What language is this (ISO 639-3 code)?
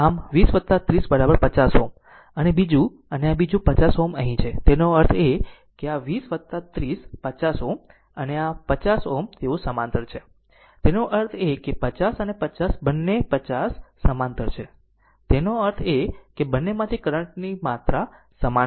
guj